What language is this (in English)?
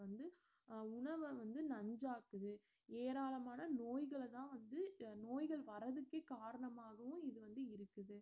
Tamil